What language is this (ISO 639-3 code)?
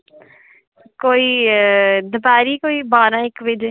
doi